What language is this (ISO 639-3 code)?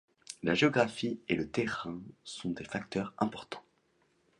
fra